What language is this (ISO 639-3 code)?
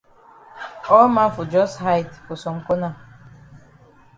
wes